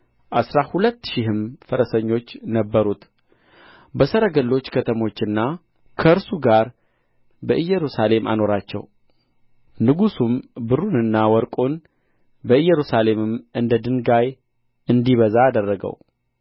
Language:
Amharic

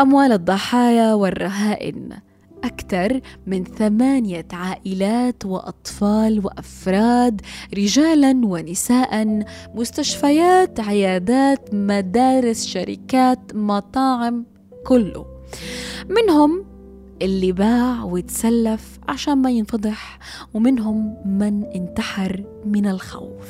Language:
Arabic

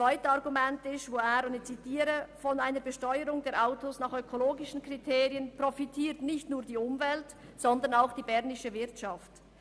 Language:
Swiss German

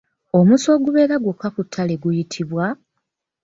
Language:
Ganda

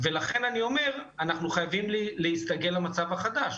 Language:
Hebrew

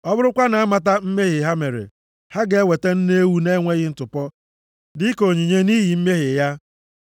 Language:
Igbo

